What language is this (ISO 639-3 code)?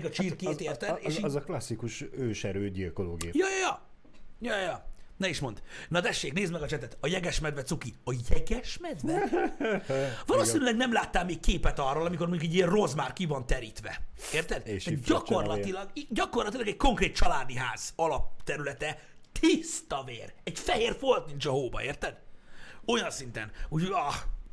hun